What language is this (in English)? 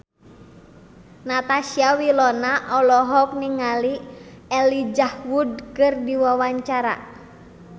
Sundanese